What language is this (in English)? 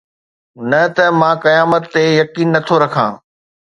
Sindhi